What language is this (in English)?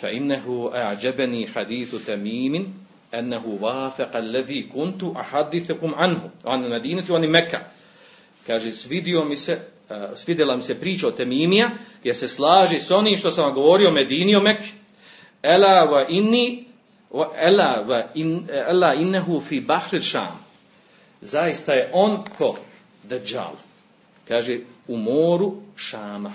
Croatian